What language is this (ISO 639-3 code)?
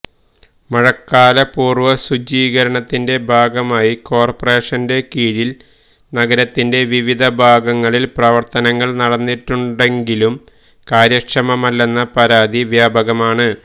mal